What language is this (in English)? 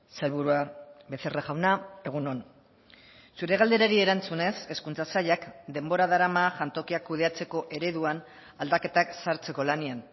Basque